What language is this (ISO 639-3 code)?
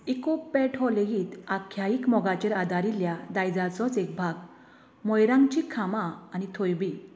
kok